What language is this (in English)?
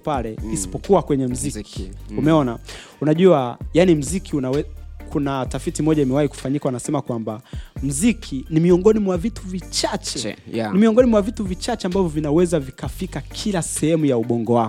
Swahili